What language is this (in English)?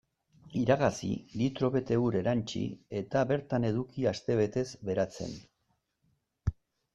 Basque